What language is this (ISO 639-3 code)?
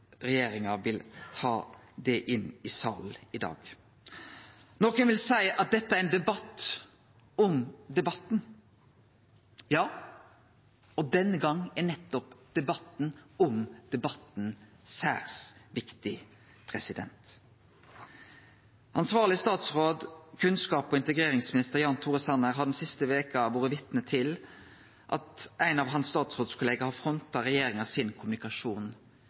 nno